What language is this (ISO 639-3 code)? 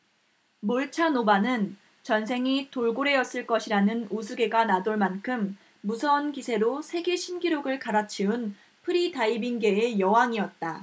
kor